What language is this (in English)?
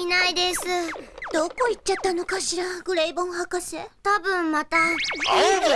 Japanese